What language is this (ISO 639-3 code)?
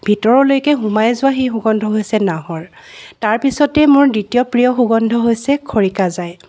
asm